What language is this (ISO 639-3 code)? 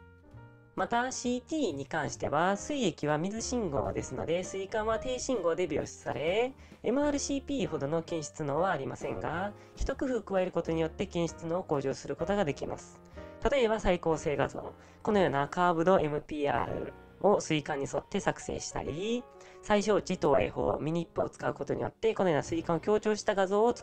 jpn